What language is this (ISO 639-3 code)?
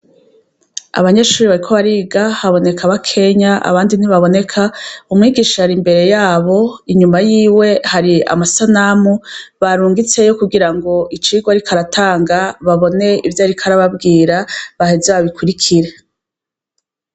run